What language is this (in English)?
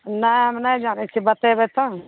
Maithili